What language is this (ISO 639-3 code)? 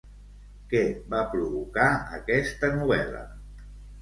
cat